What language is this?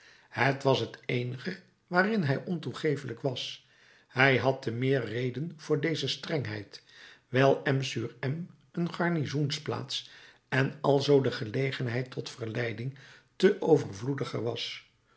Dutch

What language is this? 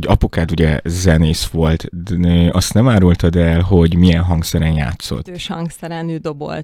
Hungarian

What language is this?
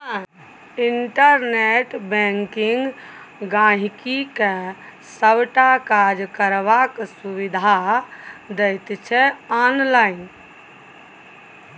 Maithili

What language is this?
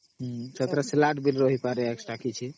Odia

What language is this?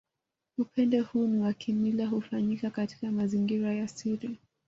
Swahili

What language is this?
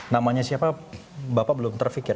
Indonesian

